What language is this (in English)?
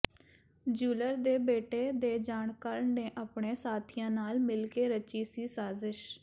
Punjabi